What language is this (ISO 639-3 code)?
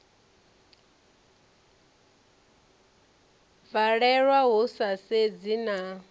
ven